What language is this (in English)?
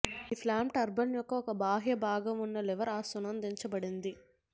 Telugu